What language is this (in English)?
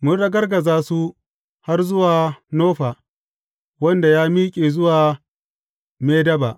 Hausa